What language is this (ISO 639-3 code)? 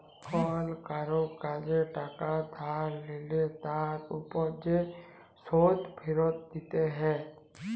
ben